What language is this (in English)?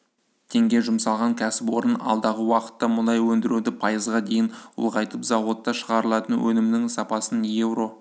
Kazakh